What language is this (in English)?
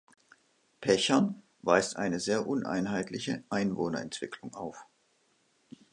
German